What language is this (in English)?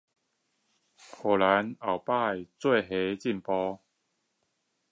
Chinese